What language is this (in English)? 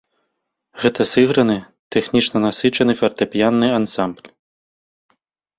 Belarusian